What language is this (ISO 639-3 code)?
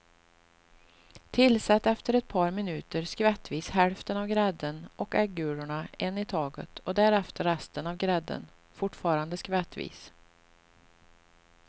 swe